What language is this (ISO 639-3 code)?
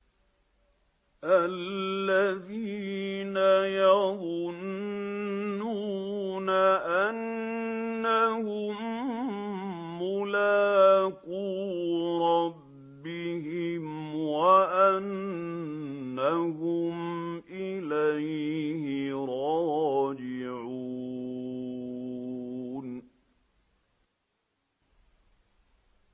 ara